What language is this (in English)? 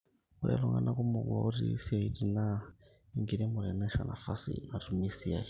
Masai